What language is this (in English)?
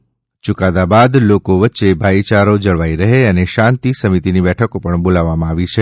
Gujarati